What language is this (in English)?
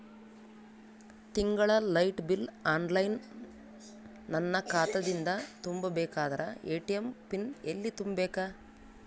Kannada